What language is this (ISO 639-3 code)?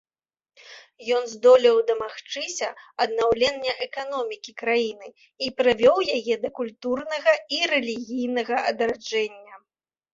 bel